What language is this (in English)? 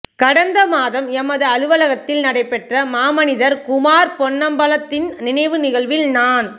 Tamil